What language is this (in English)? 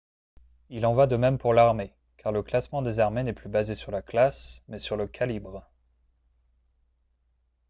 French